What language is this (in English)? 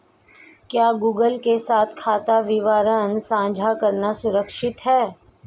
Hindi